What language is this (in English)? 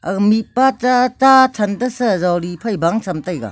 Wancho Naga